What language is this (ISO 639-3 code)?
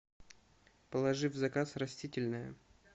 rus